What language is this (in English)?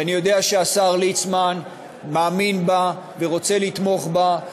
Hebrew